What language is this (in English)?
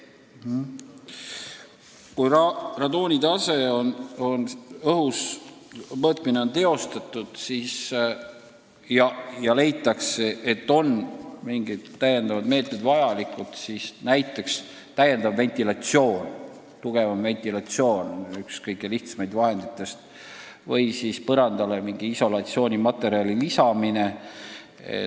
Estonian